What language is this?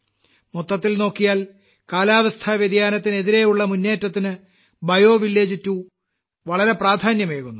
Malayalam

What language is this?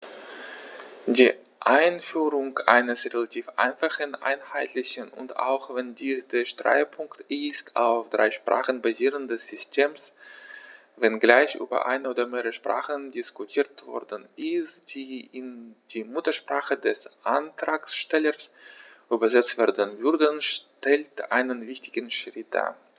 German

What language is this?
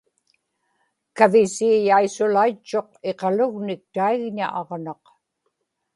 Inupiaq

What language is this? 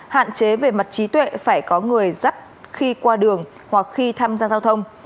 Vietnamese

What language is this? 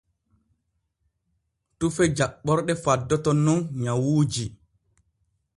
Borgu Fulfulde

